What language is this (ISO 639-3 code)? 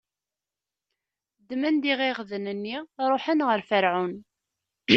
kab